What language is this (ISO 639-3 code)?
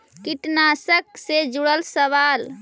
mag